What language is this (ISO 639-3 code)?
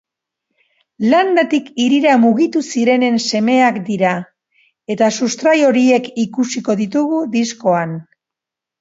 eus